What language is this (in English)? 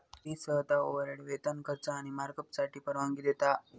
Marathi